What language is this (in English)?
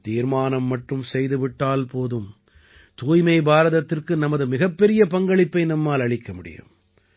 Tamil